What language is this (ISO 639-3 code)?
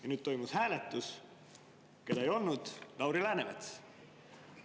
est